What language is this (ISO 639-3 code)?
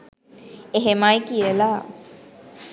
sin